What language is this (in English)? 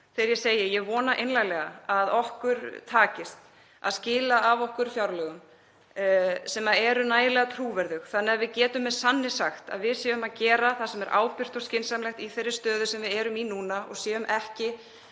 Icelandic